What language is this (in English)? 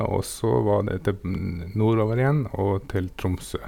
Norwegian